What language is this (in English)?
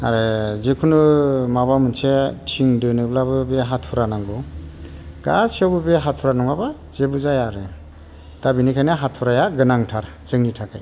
Bodo